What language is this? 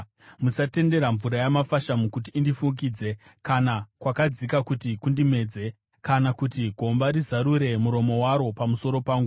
Shona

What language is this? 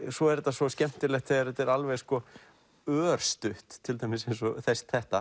Icelandic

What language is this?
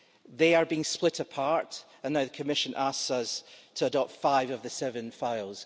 English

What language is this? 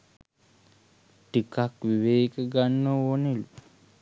Sinhala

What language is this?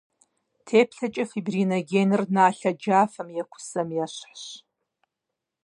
Kabardian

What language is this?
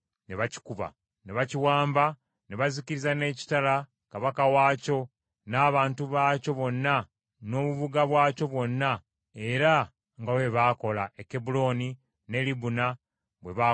Ganda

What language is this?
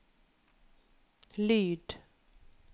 Norwegian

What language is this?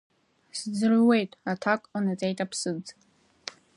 Abkhazian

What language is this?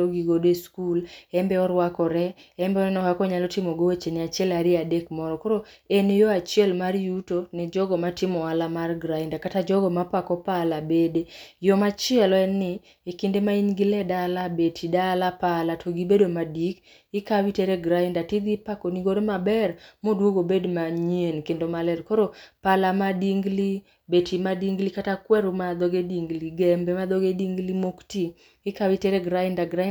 Luo (Kenya and Tanzania)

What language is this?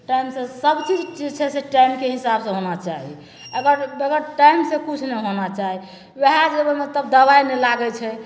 Maithili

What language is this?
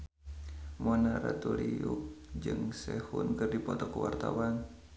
Sundanese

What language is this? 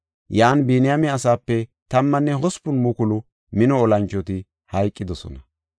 Gofa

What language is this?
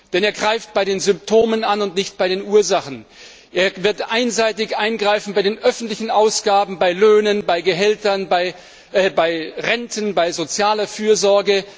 German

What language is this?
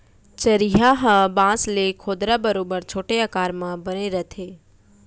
Chhattisgarhi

